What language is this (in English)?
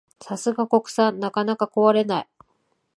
Japanese